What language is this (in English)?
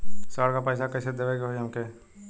Bhojpuri